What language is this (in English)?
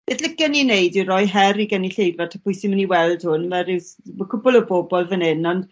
Welsh